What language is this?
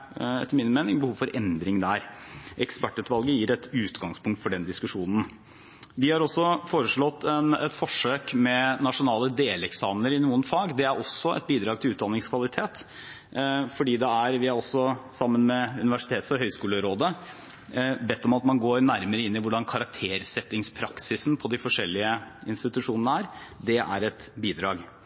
Norwegian Bokmål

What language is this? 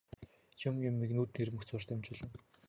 Mongolian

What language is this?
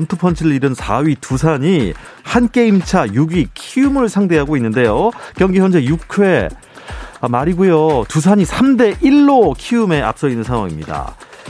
Korean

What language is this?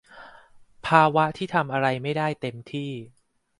Thai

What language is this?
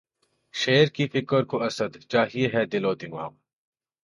Urdu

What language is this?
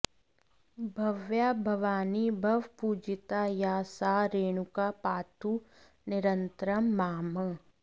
Sanskrit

